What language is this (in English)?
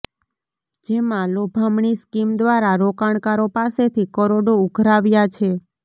Gujarati